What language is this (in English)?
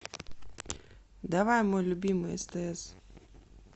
Russian